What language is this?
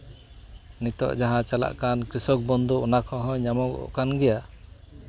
Santali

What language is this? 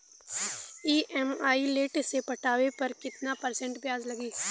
Bhojpuri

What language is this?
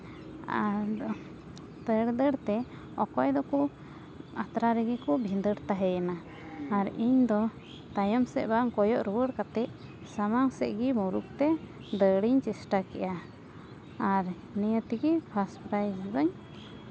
Santali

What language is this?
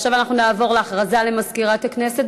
Hebrew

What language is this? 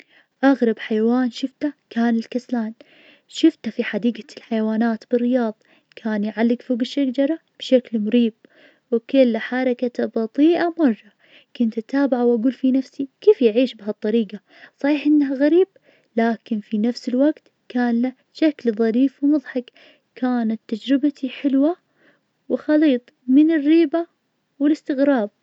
Najdi Arabic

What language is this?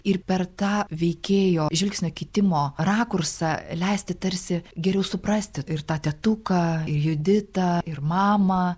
Lithuanian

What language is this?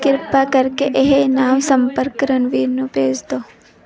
Punjabi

